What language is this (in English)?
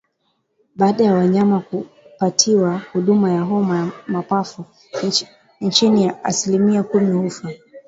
Swahili